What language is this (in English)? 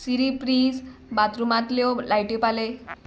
Konkani